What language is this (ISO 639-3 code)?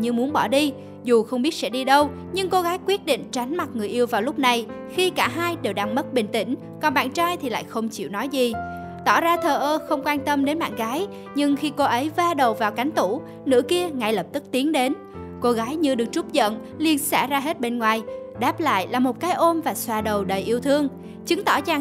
vie